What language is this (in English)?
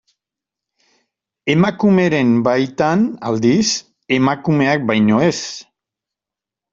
Basque